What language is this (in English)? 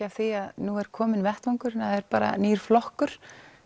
Icelandic